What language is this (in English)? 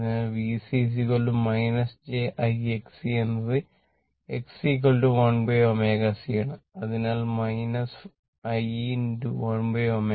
Malayalam